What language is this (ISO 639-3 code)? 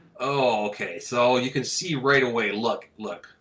eng